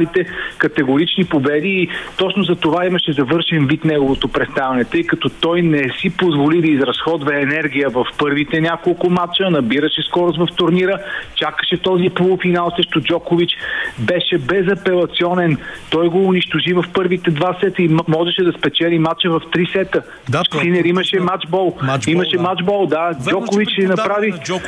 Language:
Bulgarian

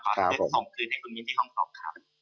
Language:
Thai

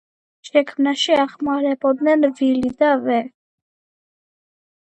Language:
Georgian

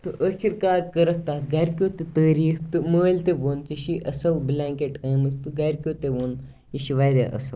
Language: Kashmiri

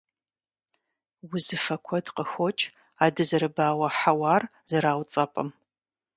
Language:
Kabardian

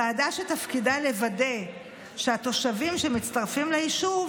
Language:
Hebrew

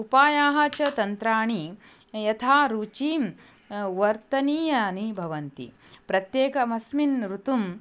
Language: Sanskrit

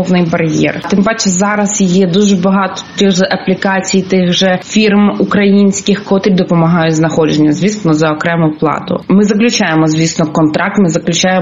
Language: Ukrainian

